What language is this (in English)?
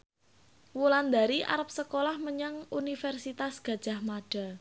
Javanese